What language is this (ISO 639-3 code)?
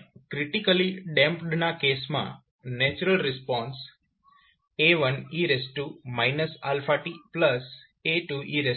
guj